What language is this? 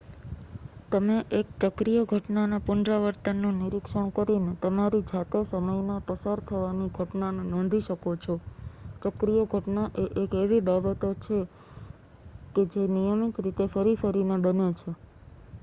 Gujarati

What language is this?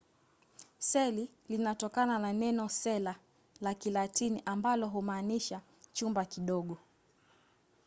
Swahili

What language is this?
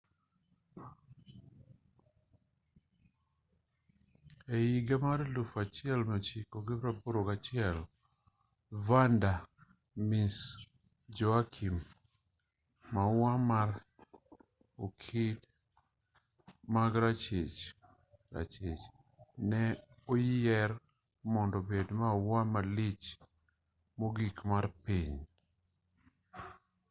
Luo (Kenya and Tanzania)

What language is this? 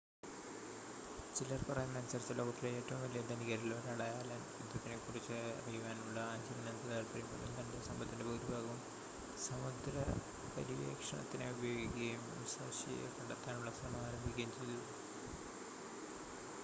Malayalam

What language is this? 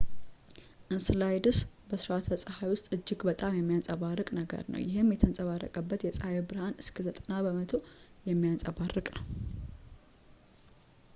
Amharic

